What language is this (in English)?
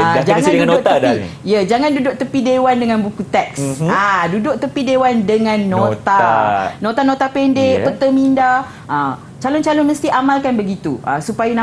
Malay